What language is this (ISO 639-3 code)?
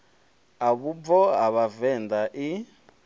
ven